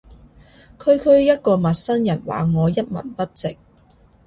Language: Cantonese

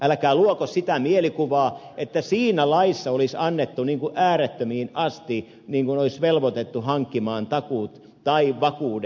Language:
Finnish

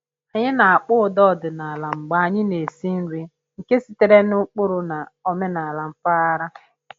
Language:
Igbo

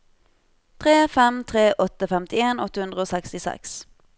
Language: Norwegian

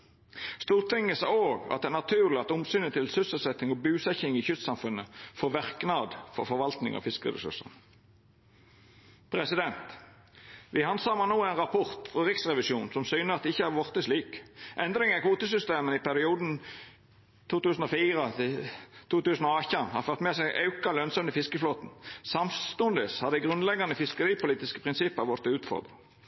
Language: Norwegian Nynorsk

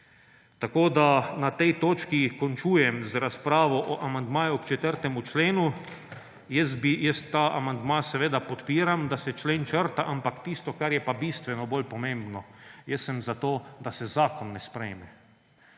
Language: Slovenian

